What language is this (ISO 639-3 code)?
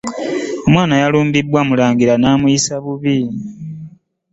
lug